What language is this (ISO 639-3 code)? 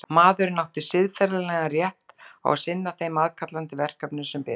isl